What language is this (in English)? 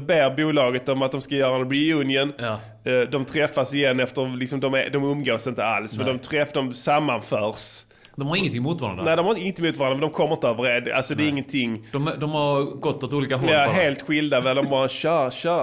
Swedish